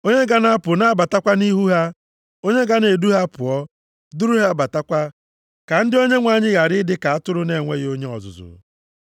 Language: Igbo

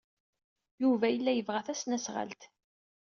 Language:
Kabyle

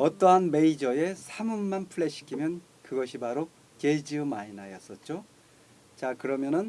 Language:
Korean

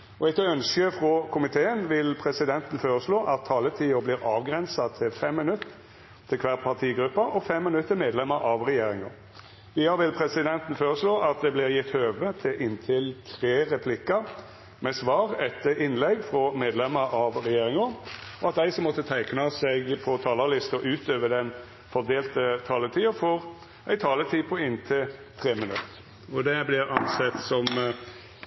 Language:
Norwegian Nynorsk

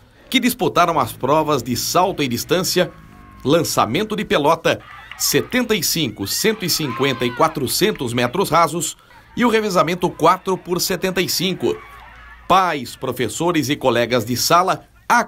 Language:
Portuguese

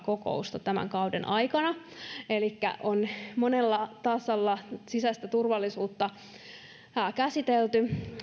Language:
Finnish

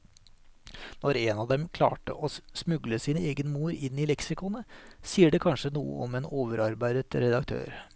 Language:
Norwegian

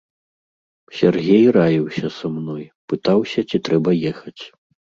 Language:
Belarusian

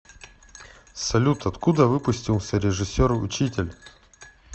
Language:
Russian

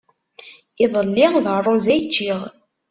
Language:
Kabyle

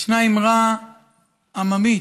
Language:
Hebrew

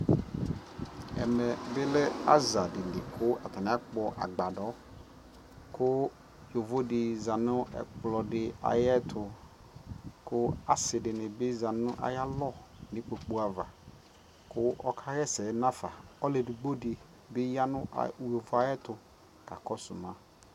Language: Ikposo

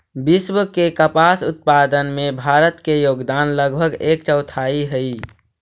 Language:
Magahi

